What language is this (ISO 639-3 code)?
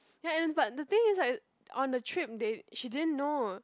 eng